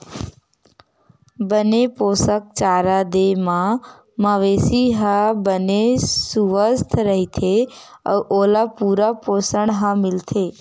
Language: Chhattisgarhi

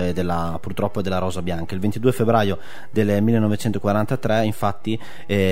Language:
Italian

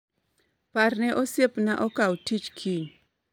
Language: Luo (Kenya and Tanzania)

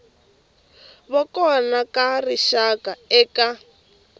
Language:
Tsonga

